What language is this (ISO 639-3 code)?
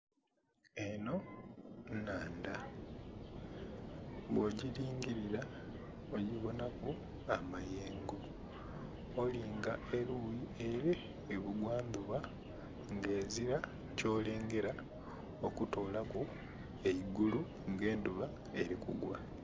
xog